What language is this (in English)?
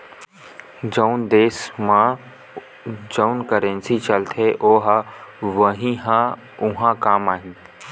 Chhattisgarhi